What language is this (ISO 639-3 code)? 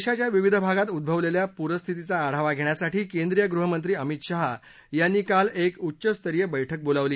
mar